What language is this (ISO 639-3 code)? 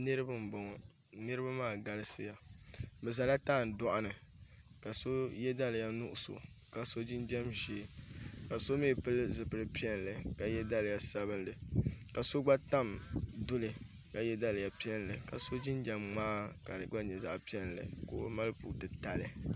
dag